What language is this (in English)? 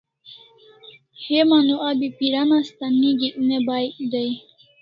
Kalasha